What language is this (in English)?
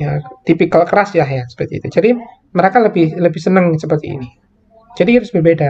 Indonesian